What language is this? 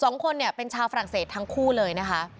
Thai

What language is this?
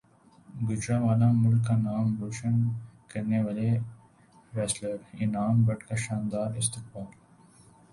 Urdu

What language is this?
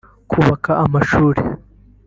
Kinyarwanda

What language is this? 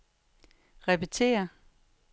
Danish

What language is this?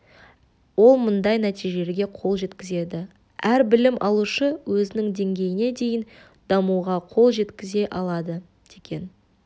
Kazakh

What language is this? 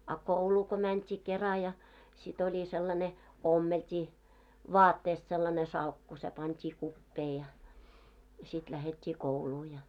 Finnish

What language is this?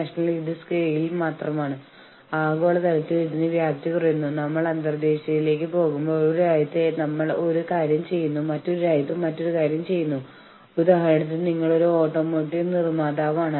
Malayalam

